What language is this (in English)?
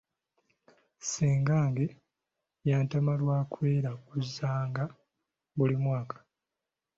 Ganda